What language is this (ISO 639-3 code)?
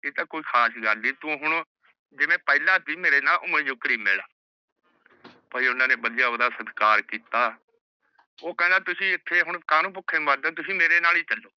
pan